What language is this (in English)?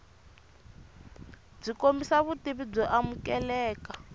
Tsonga